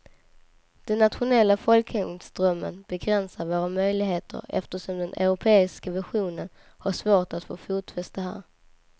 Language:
Swedish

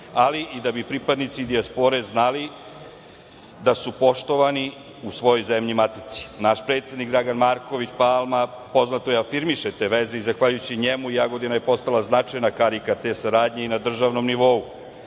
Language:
Serbian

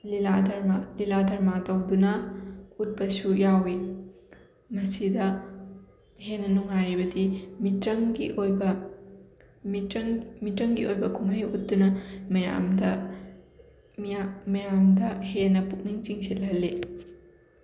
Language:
Manipuri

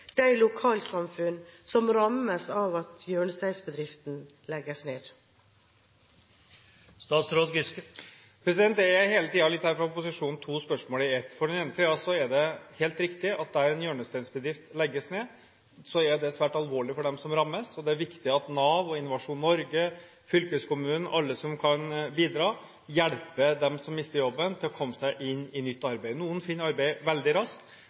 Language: Norwegian Bokmål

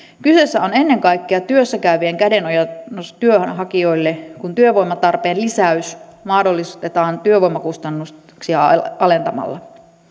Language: Finnish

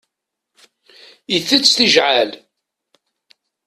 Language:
Kabyle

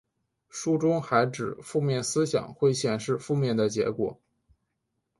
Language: Chinese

